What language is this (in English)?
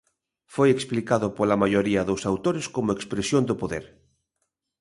Galician